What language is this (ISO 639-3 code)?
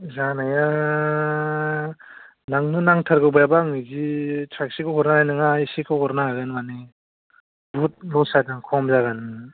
brx